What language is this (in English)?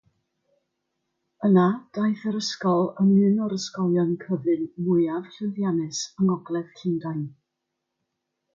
Welsh